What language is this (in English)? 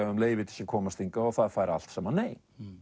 Icelandic